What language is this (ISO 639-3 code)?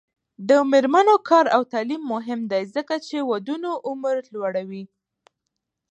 pus